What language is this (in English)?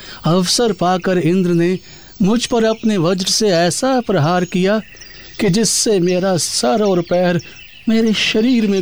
Hindi